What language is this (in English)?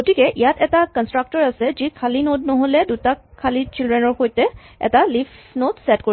Assamese